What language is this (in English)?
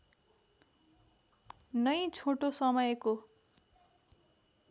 Nepali